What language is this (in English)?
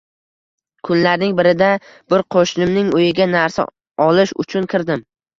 Uzbek